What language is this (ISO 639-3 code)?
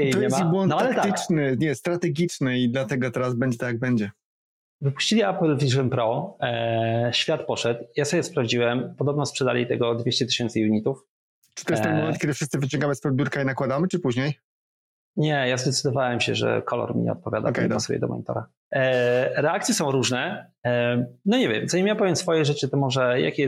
pol